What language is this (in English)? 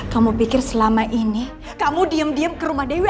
Indonesian